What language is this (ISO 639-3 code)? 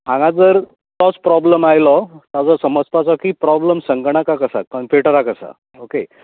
kok